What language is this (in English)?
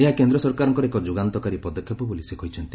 Odia